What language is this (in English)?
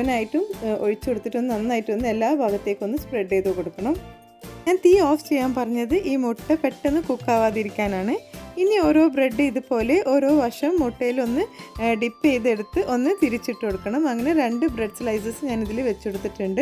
English